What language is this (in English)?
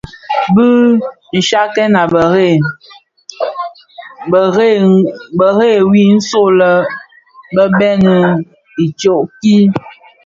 Bafia